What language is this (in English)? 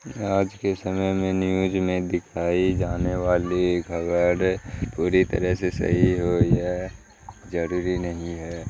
Urdu